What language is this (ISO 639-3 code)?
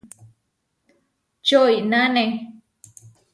var